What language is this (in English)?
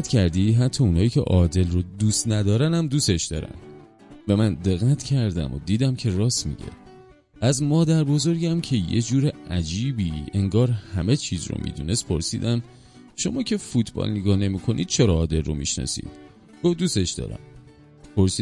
Persian